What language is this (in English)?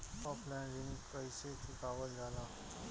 Bhojpuri